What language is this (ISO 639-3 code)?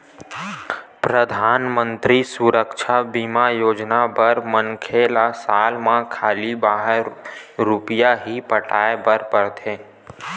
hne